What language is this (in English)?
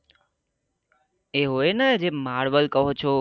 Gujarati